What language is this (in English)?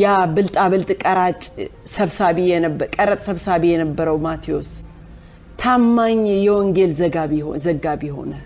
Amharic